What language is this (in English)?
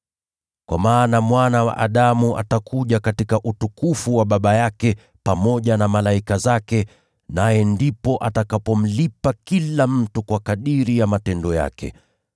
Swahili